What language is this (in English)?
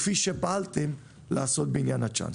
Hebrew